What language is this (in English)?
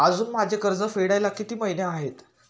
Marathi